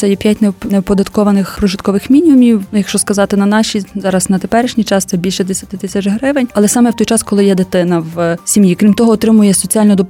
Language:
Ukrainian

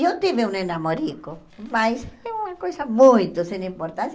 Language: Portuguese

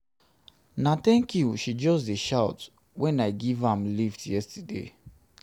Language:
Nigerian Pidgin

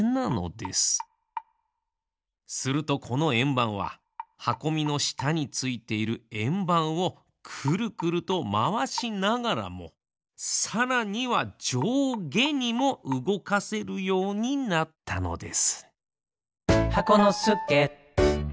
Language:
Japanese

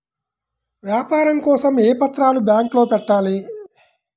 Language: Telugu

